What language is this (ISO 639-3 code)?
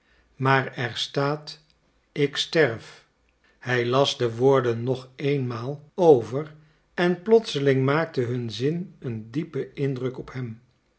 nld